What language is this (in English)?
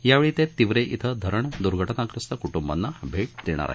Marathi